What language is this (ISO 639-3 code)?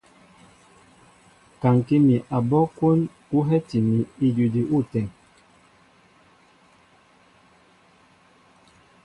mbo